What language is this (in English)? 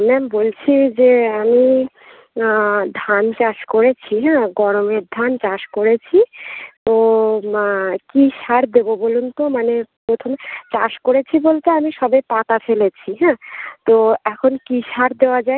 Bangla